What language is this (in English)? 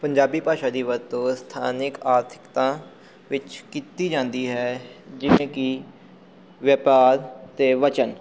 Punjabi